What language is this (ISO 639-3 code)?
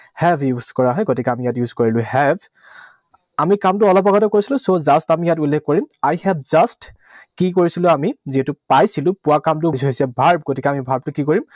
asm